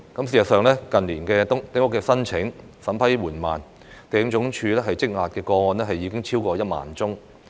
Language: Cantonese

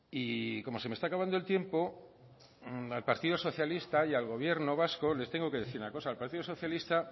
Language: Spanish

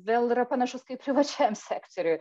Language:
Lithuanian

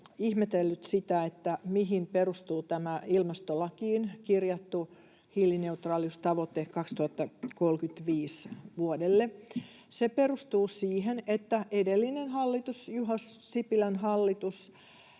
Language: Finnish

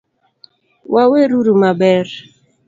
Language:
Luo (Kenya and Tanzania)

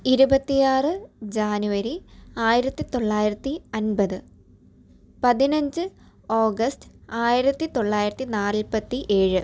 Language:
Malayalam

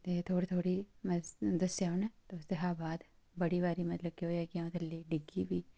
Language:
Dogri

